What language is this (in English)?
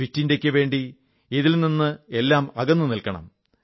Malayalam